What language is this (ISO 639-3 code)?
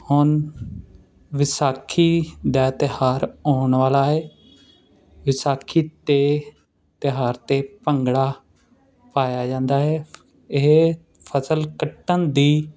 pan